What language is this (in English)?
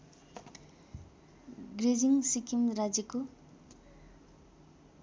Nepali